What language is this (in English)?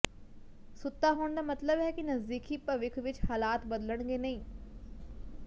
Punjabi